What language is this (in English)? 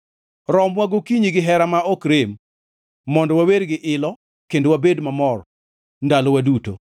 Luo (Kenya and Tanzania)